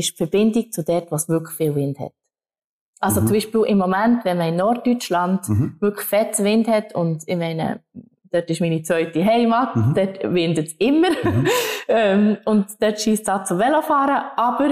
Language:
German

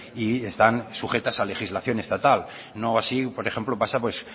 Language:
Spanish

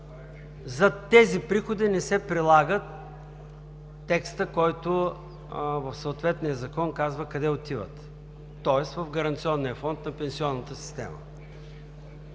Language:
Bulgarian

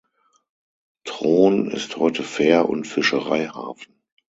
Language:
German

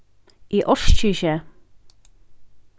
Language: Faroese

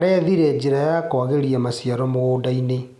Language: Kikuyu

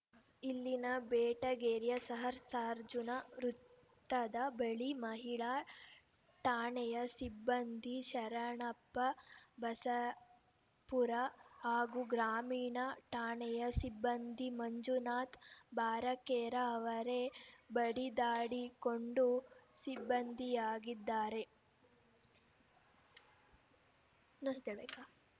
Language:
Kannada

